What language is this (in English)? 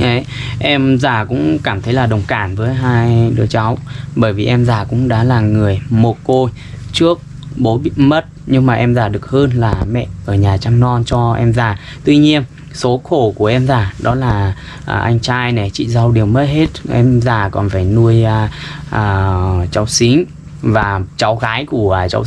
Vietnamese